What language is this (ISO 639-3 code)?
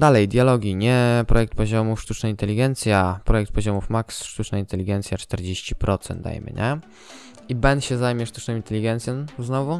pol